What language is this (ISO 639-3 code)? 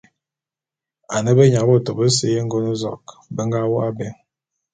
bum